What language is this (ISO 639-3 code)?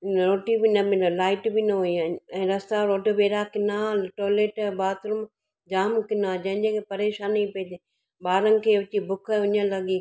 snd